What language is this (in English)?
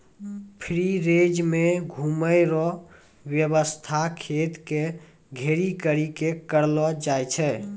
Maithili